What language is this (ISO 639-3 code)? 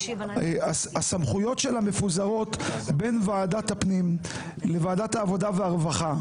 heb